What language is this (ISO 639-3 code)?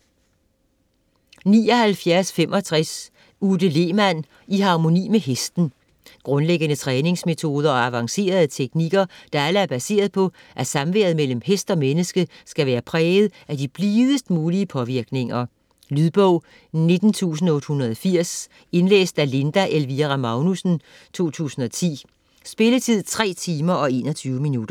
dan